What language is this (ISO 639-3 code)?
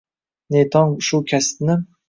uzb